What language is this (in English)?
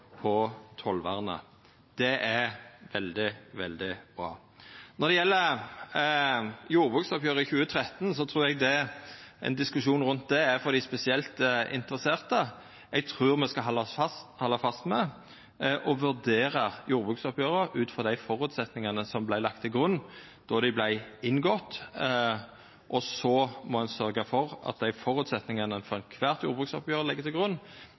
Norwegian Nynorsk